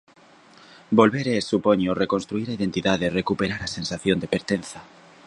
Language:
Galician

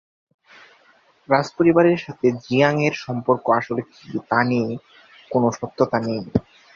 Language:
Bangla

